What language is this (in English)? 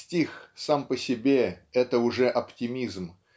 Russian